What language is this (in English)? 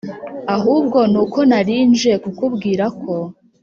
Kinyarwanda